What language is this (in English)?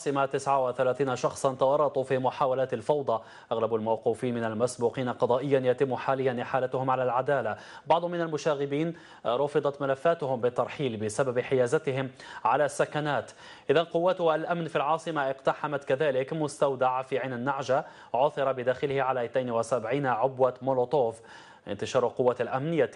Arabic